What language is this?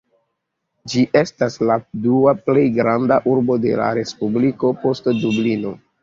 Esperanto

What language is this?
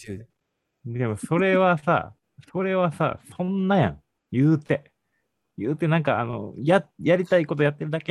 Japanese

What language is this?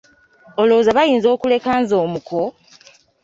Ganda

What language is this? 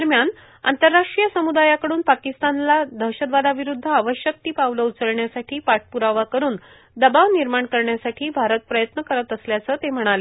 Marathi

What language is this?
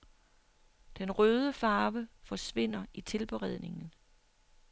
Danish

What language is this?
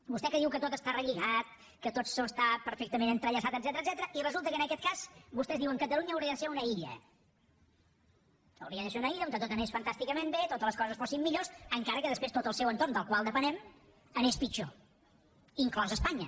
Catalan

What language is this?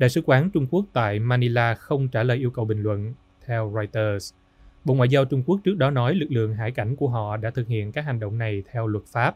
Vietnamese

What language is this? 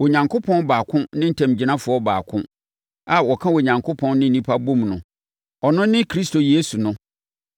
Akan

